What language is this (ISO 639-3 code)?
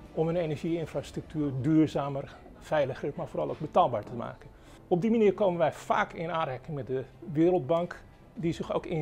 nld